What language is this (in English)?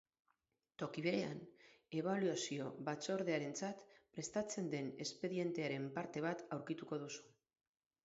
Basque